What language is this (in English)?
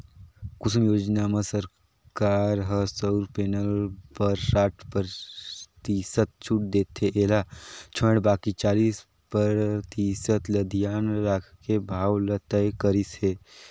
Chhattisgarhi